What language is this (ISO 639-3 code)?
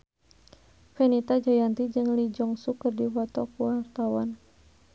sun